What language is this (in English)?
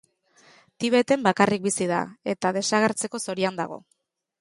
Basque